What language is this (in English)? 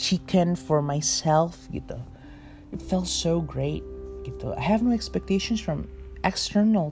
Indonesian